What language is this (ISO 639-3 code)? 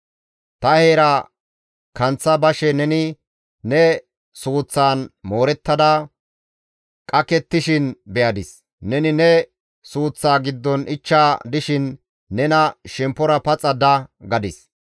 gmv